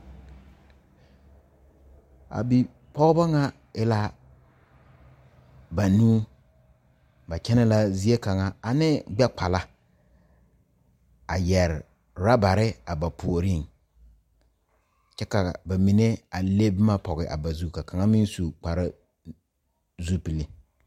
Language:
Southern Dagaare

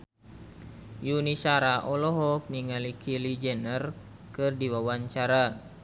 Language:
Sundanese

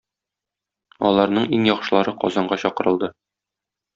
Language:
Tatar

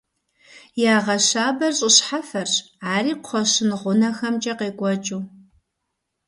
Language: Kabardian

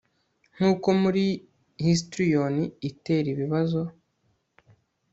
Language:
Kinyarwanda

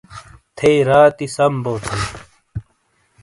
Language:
Shina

